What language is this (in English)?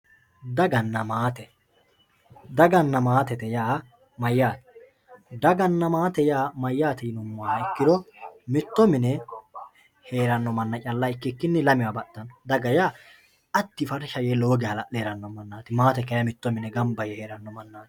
Sidamo